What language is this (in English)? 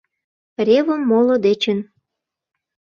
Mari